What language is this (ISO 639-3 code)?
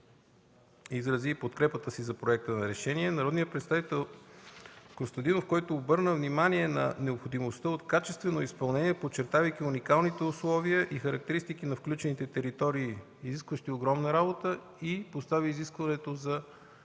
bul